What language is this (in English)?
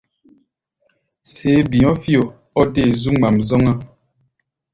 Gbaya